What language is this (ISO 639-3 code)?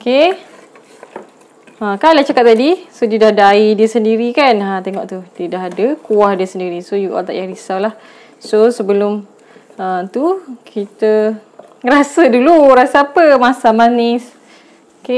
msa